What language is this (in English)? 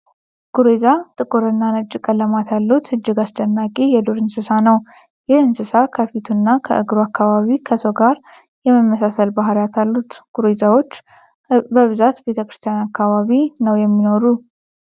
Amharic